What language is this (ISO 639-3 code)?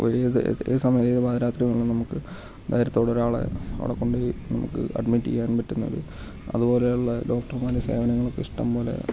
mal